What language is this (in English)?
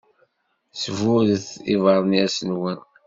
Kabyle